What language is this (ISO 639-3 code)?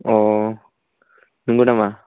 brx